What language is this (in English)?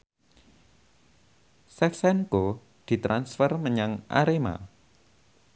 Javanese